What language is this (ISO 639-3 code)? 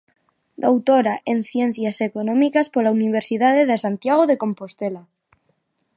glg